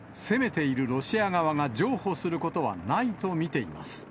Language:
Japanese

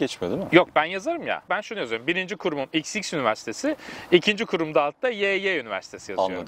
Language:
Turkish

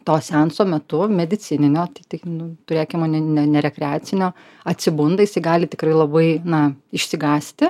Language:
Lithuanian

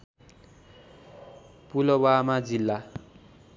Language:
Nepali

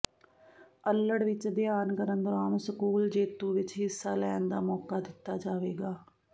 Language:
Punjabi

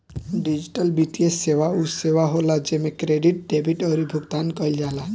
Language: Bhojpuri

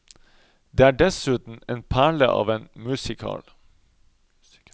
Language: Norwegian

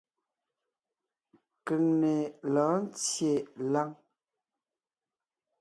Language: Ngiemboon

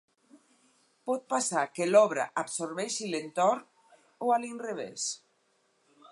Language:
Catalan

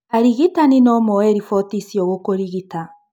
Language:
Kikuyu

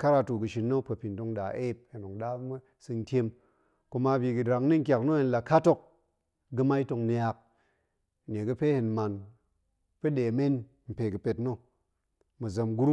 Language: Goemai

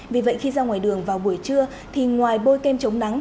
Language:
Vietnamese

